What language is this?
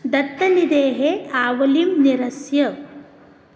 Sanskrit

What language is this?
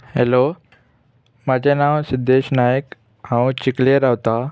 Konkani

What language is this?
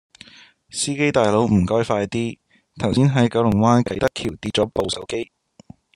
Cantonese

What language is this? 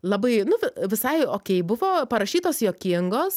Lithuanian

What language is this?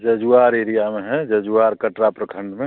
Hindi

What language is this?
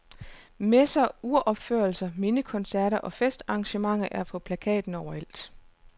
Danish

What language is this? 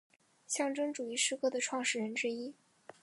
Chinese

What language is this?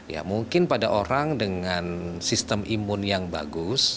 Indonesian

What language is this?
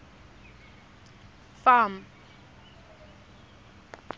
Tswana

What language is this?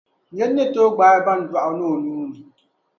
Dagbani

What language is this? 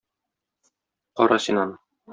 Tatar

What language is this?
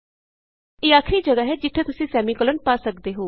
Punjabi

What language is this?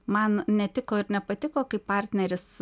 Lithuanian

